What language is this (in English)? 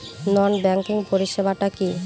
Bangla